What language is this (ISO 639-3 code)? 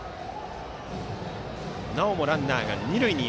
jpn